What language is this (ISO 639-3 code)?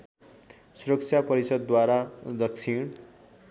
nep